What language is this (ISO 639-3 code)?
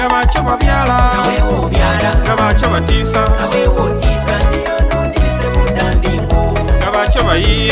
fra